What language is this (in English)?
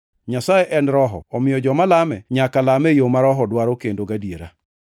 Luo (Kenya and Tanzania)